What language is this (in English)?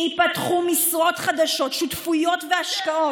Hebrew